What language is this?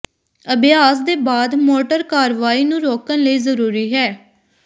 Punjabi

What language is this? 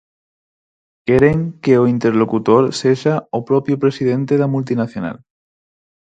Galician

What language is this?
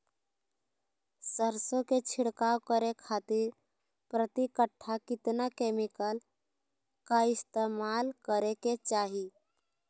Magahi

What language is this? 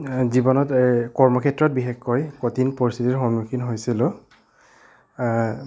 Assamese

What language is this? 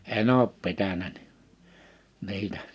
Finnish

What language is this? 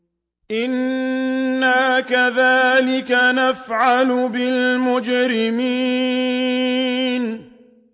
Arabic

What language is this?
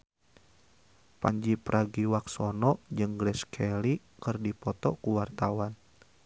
Sundanese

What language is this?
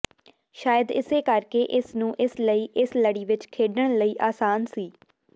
Punjabi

